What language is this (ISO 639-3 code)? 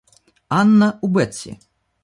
rus